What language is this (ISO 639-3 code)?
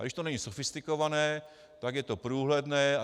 ces